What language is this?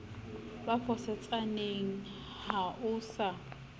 Southern Sotho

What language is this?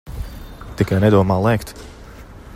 Latvian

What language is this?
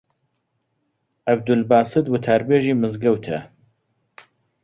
Central Kurdish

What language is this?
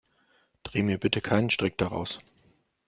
German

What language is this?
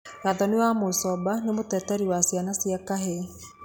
Kikuyu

